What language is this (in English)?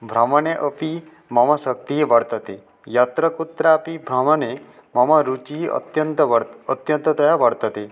Sanskrit